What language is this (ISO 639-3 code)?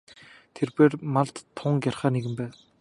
mon